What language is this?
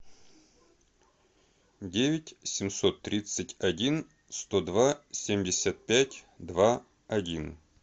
Russian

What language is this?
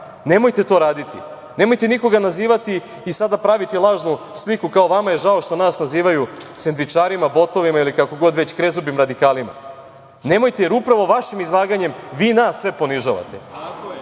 Serbian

